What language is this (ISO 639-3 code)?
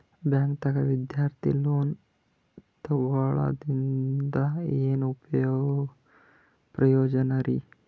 kan